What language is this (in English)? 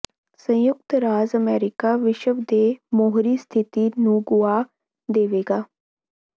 Punjabi